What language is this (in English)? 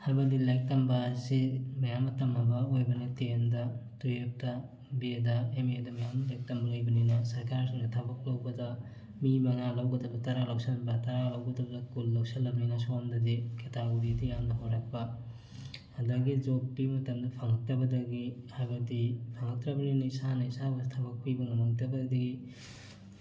Manipuri